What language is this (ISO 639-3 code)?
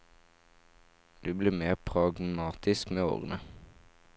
nor